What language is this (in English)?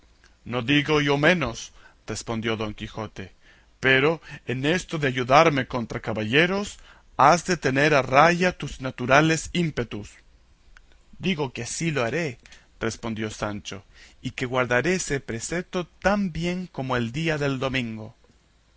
Spanish